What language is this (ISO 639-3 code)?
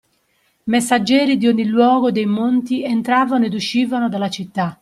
ita